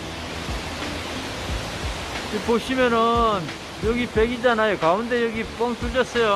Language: Korean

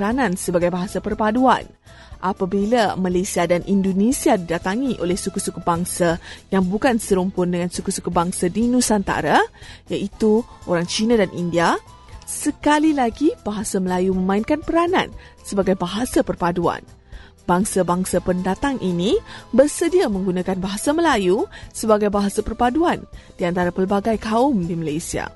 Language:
Malay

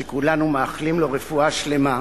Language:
Hebrew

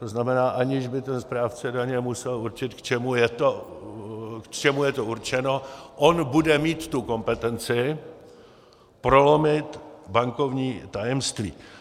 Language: Czech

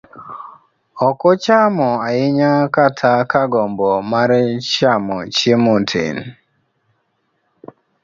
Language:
Luo (Kenya and Tanzania)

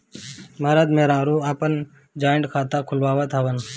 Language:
Bhojpuri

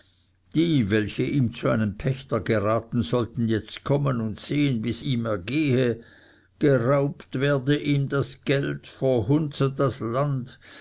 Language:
German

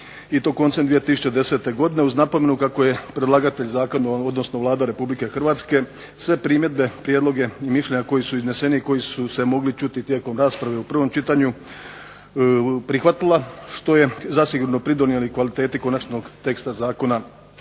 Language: Croatian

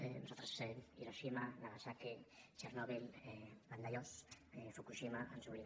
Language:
Catalan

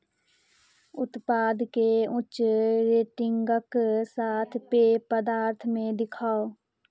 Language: Maithili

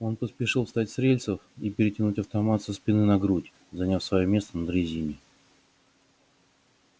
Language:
Russian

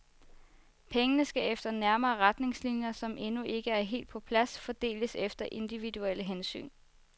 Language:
Danish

